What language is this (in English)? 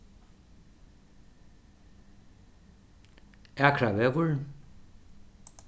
Faroese